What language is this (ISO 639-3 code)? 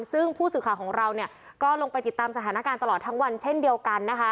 tha